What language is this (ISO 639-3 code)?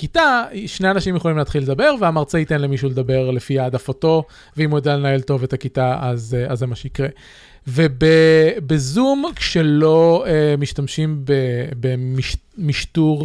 heb